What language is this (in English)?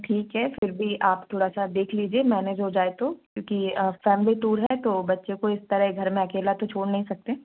Hindi